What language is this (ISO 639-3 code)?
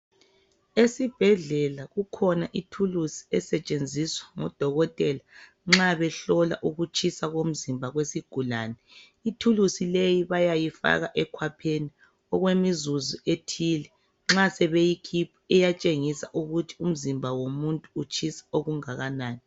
nde